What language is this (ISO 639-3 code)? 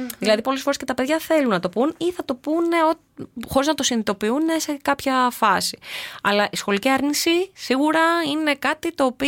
ell